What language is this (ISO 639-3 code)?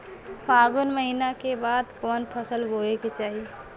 bho